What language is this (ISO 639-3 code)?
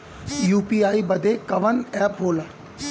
bho